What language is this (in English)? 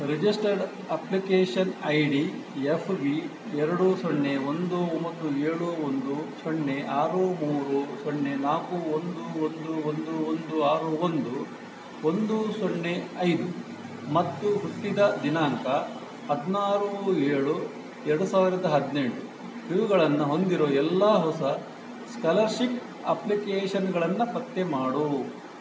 Kannada